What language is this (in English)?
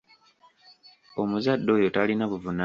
Ganda